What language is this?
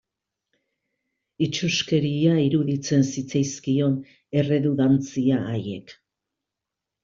Basque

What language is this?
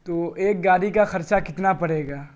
Urdu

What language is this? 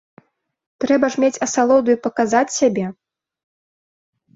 Belarusian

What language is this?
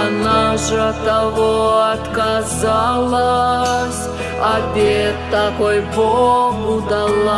Russian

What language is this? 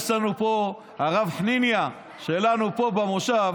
Hebrew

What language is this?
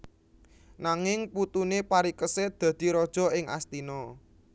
Javanese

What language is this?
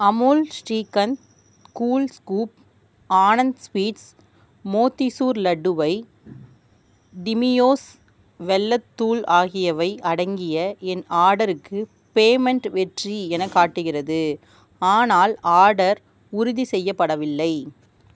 Tamil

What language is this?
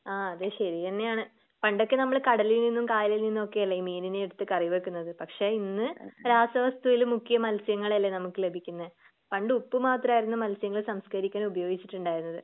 Malayalam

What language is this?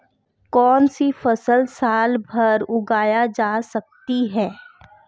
Hindi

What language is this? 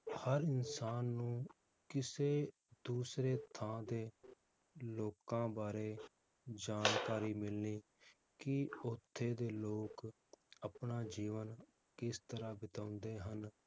Punjabi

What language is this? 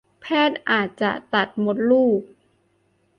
Thai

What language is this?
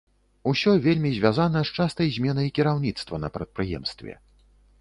Belarusian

